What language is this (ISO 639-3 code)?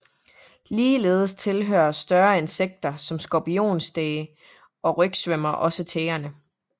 dan